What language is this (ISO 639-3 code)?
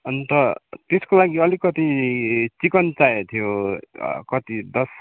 nep